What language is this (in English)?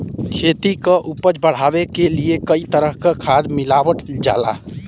Bhojpuri